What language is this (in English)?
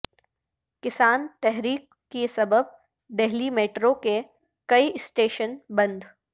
Urdu